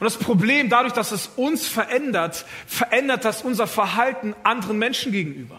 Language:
German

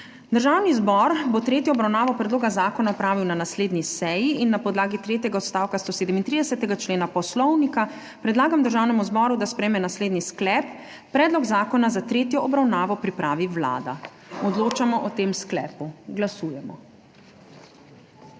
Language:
Slovenian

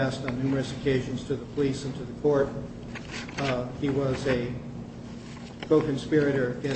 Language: English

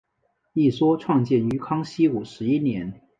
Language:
Chinese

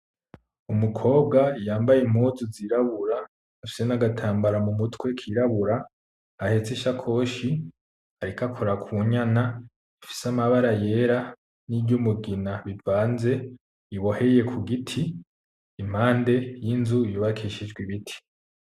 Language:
Rundi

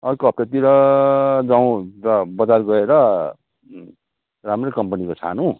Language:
Nepali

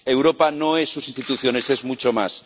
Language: Spanish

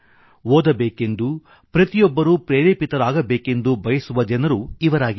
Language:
Kannada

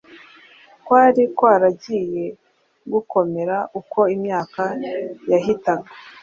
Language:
Kinyarwanda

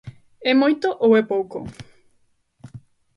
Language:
Galician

